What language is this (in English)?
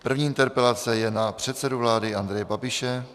Czech